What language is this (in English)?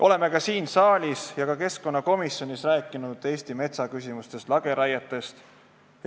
Estonian